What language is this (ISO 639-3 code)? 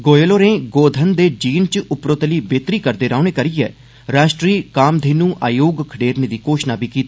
doi